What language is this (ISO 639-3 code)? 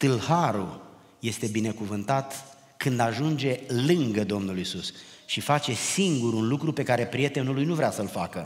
ron